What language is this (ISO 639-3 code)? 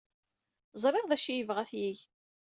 kab